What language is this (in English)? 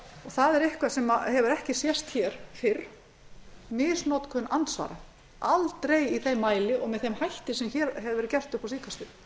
Icelandic